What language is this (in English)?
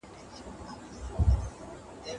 Pashto